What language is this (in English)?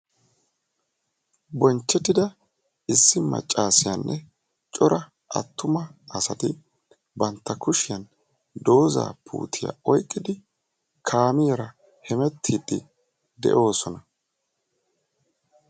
Wolaytta